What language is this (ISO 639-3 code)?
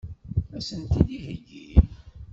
kab